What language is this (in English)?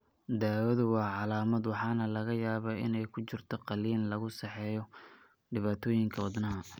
Somali